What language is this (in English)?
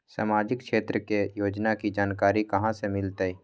Magahi